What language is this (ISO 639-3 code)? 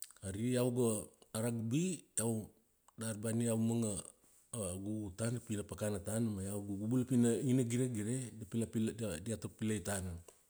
ksd